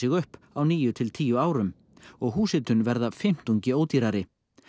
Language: Icelandic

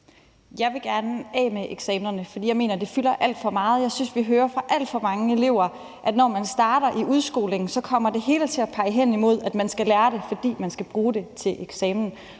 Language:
Danish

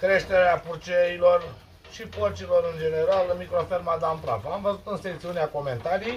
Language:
Romanian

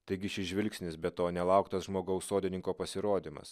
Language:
Lithuanian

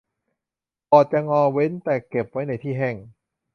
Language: Thai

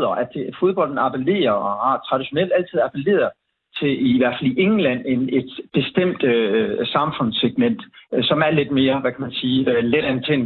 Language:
Danish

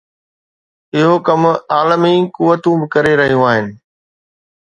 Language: Sindhi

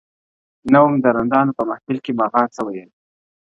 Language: Pashto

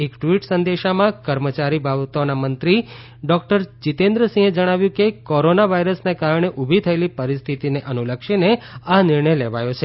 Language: Gujarati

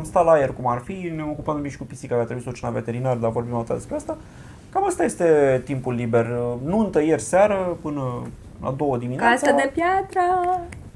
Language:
Romanian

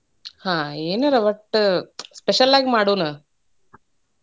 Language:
Kannada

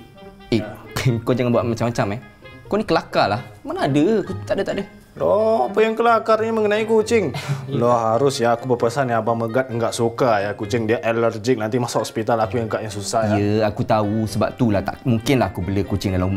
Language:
Malay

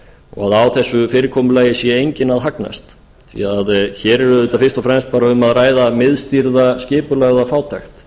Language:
Icelandic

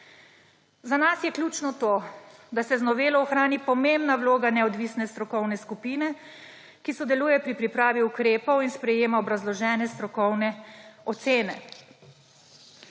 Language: Slovenian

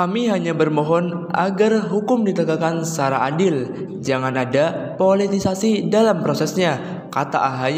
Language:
Indonesian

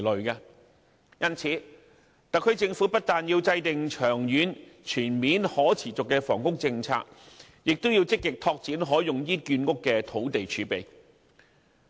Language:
Cantonese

